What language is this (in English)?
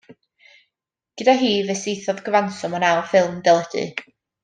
Welsh